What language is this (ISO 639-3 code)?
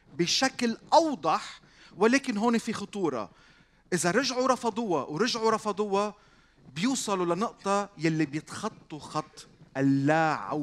ara